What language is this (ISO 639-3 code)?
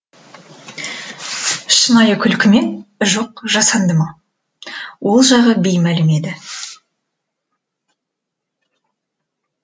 kaz